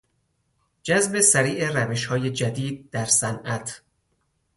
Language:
Persian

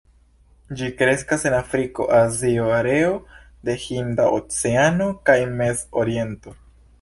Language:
Esperanto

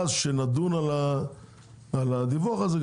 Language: Hebrew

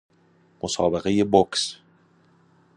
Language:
Persian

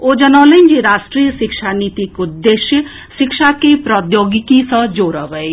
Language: Maithili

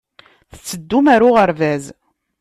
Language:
Kabyle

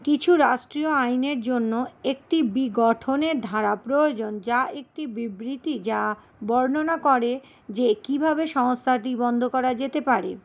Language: Bangla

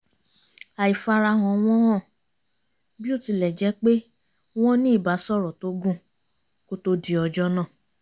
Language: Yoruba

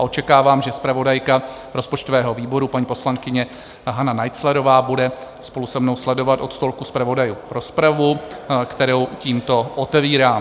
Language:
Czech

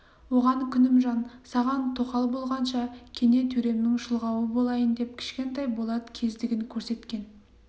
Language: Kazakh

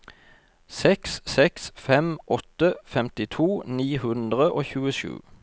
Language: Norwegian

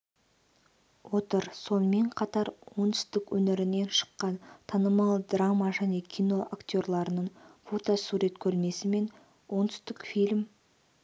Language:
Kazakh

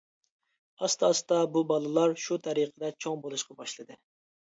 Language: Uyghur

